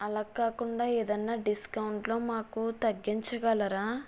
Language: Telugu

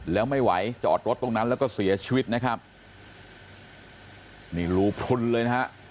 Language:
Thai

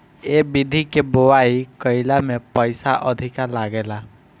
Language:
Bhojpuri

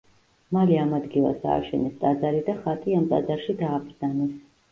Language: Georgian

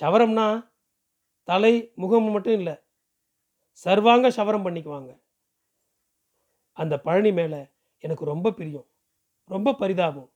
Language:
Tamil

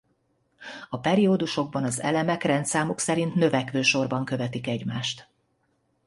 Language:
Hungarian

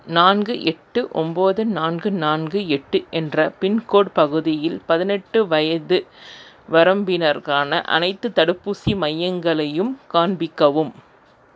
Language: Tamil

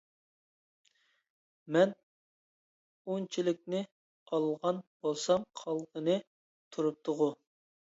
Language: Uyghur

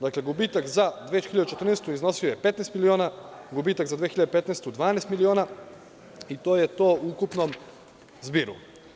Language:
Serbian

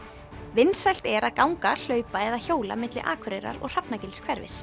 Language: Icelandic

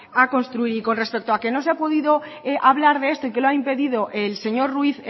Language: Spanish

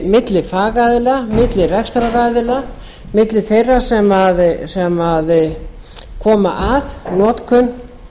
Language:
Icelandic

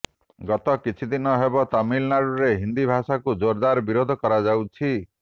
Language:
Odia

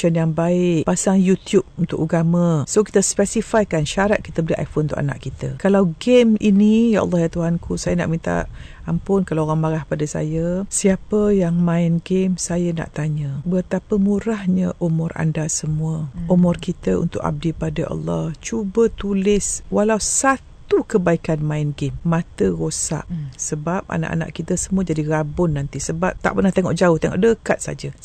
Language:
Malay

